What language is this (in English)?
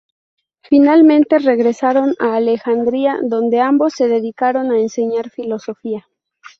Spanish